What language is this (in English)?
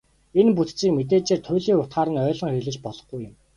Mongolian